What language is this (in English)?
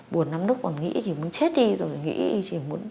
Vietnamese